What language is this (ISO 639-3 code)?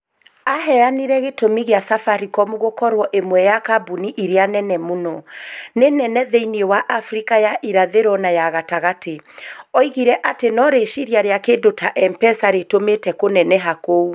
kik